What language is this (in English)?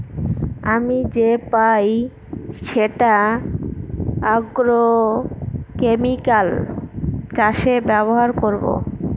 Bangla